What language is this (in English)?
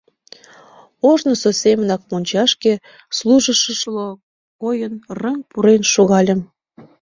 Mari